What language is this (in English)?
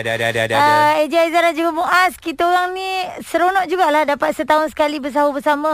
Malay